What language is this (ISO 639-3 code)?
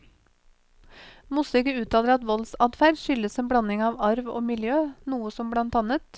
nor